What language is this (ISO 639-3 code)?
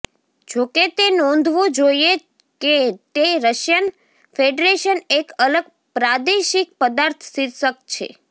guj